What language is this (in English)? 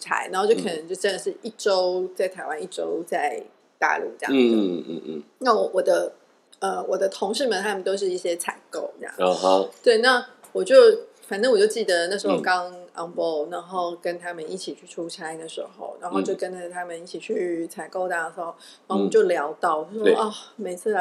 Chinese